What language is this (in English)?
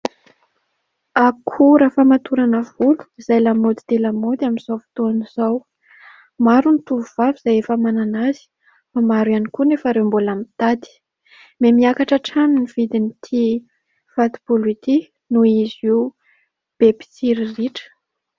Malagasy